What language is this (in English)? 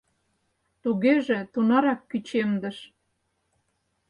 Mari